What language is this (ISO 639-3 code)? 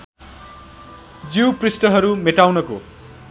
nep